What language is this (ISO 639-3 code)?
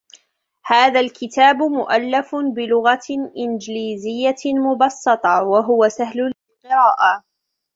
ara